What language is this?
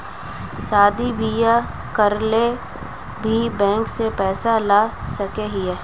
Magahi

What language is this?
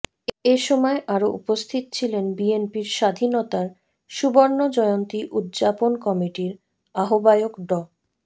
Bangla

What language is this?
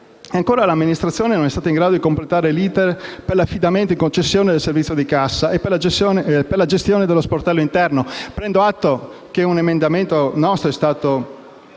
Italian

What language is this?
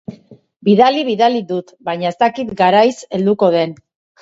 Basque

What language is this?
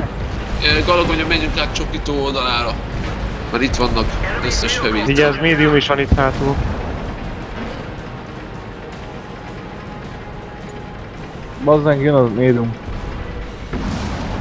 Hungarian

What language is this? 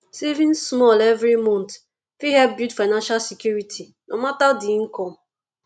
Nigerian Pidgin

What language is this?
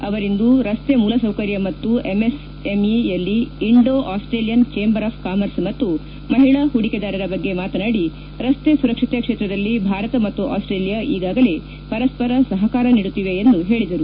Kannada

